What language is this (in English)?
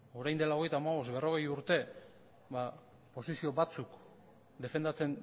Basque